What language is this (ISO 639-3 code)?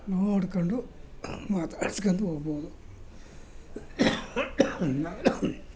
kan